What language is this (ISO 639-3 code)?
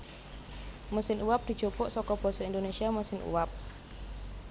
jav